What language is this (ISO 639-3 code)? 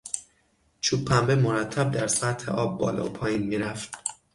fas